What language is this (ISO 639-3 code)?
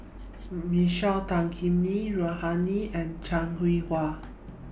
eng